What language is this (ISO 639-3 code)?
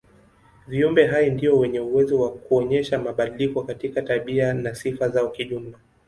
swa